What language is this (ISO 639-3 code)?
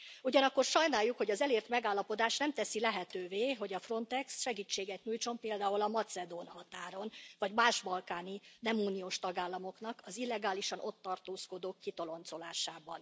hun